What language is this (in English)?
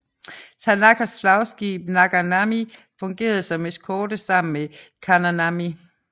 Danish